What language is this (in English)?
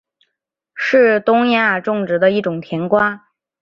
Chinese